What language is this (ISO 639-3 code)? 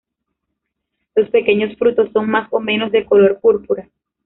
spa